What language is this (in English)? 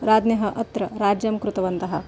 Sanskrit